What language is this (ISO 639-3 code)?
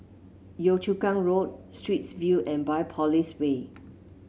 eng